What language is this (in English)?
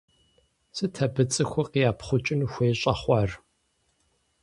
Kabardian